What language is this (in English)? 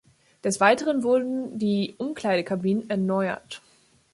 German